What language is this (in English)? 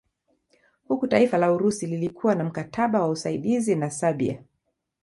Swahili